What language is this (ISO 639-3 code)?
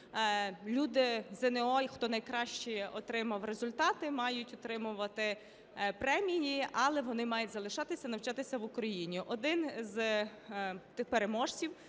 ukr